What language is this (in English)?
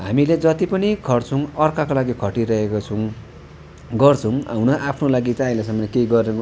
Nepali